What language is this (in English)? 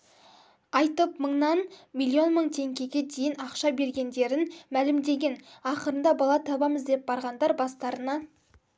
Kazakh